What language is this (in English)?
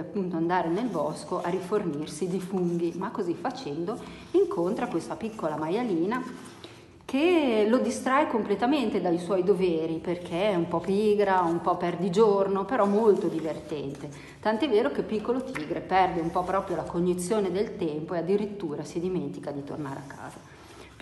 Italian